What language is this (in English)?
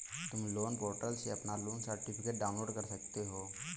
Hindi